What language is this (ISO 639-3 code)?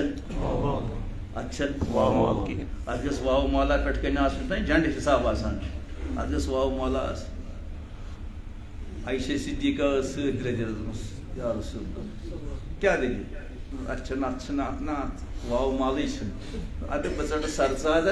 ron